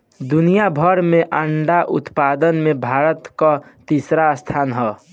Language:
Bhojpuri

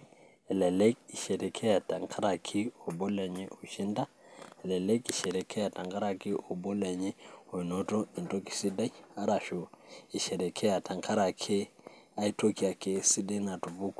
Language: Masai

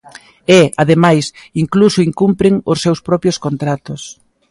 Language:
Galician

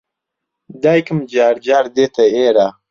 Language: Central Kurdish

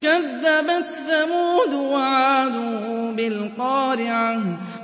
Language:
Arabic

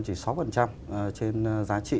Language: Vietnamese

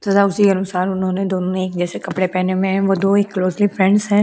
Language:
Hindi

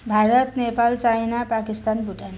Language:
Nepali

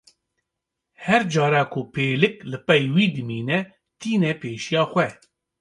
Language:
Kurdish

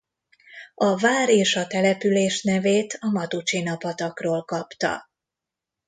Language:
Hungarian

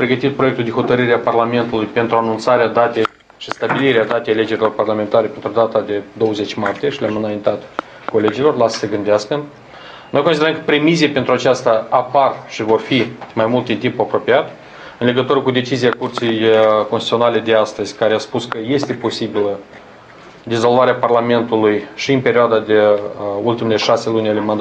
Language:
Romanian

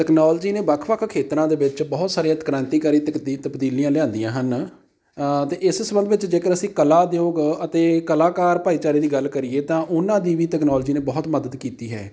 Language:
Punjabi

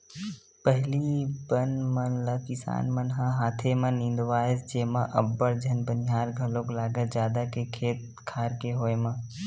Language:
Chhattisgarhi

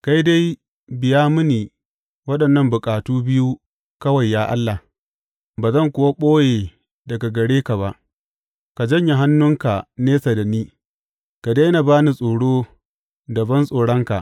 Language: Hausa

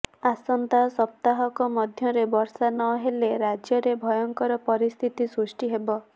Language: Odia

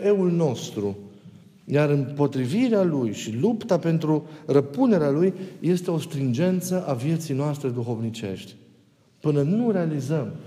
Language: Romanian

